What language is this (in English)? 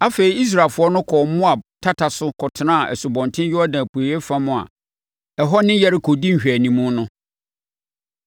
Akan